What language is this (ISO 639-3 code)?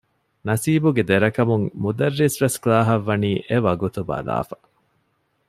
div